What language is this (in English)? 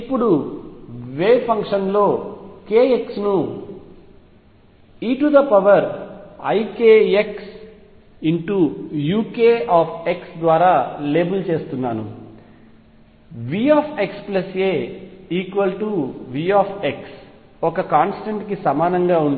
Telugu